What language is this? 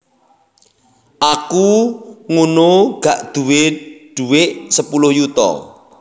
Javanese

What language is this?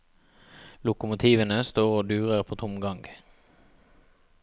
Norwegian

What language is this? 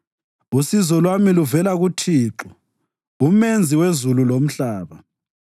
North Ndebele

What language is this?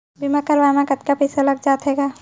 Chhattisgarhi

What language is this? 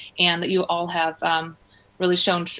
English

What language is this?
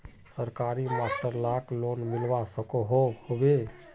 Magahi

